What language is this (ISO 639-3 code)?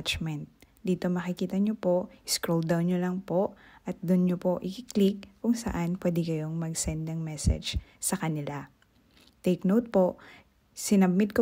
fil